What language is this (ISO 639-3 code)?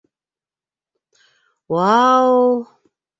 bak